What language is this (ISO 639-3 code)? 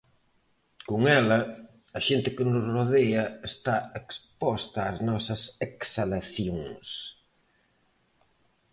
glg